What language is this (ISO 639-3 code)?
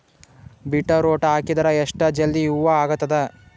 kan